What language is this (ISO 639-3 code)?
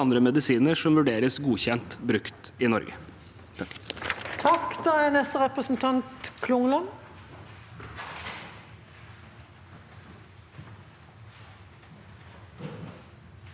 nor